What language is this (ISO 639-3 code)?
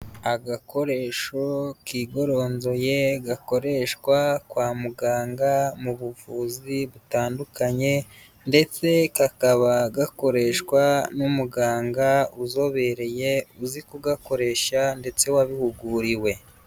kin